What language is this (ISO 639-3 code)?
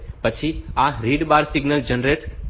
guj